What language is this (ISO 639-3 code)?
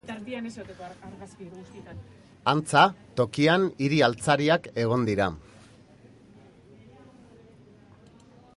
eus